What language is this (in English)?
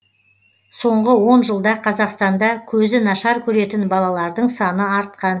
Kazakh